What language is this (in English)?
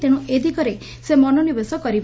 Odia